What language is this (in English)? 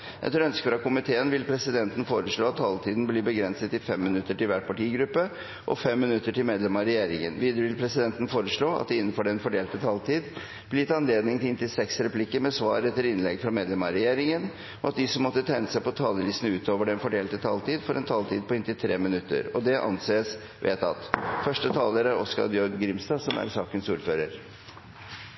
Norwegian